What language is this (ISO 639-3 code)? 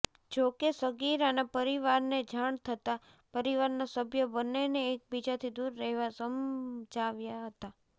guj